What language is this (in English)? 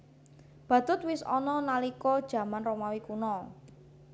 Javanese